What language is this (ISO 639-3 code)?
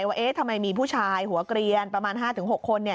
tha